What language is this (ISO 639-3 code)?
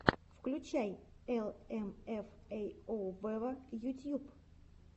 rus